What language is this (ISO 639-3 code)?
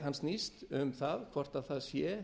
isl